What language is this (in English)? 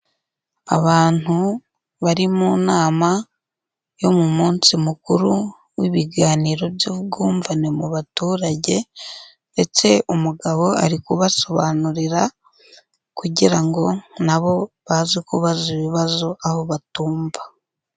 Kinyarwanda